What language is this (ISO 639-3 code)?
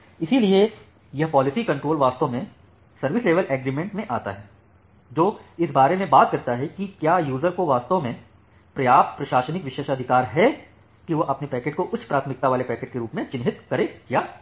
hin